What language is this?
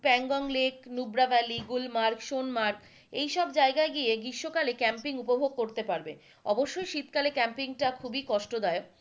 Bangla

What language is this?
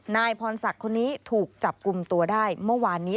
Thai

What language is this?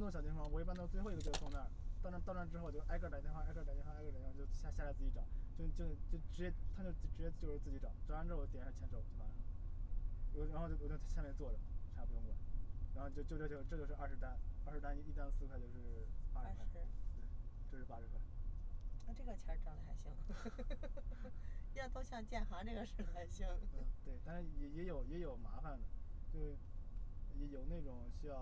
Chinese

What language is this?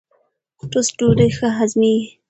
Pashto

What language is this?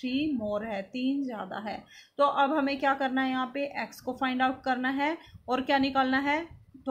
Hindi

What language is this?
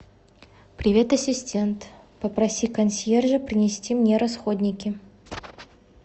Russian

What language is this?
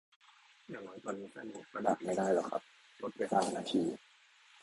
Thai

